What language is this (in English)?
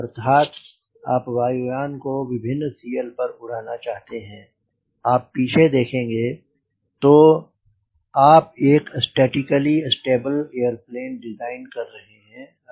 Hindi